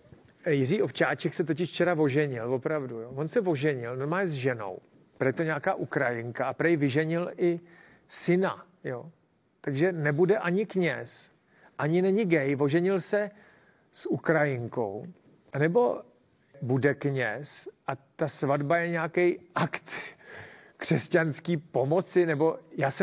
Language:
Czech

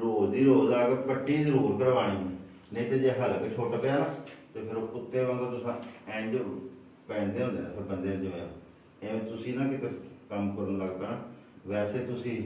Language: Punjabi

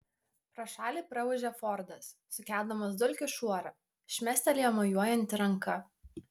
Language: Lithuanian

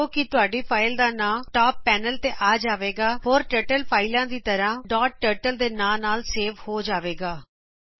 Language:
Punjabi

